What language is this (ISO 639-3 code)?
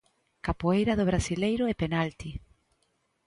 glg